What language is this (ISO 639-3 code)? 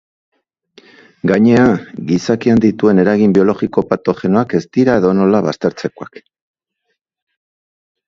eus